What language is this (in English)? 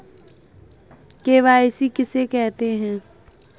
Hindi